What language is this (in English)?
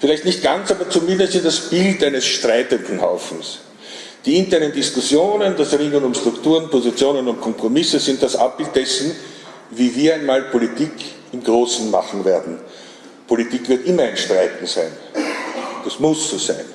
German